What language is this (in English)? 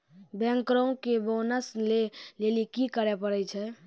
Maithili